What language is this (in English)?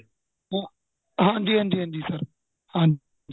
Punjabi